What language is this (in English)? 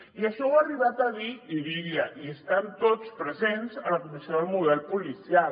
Catalan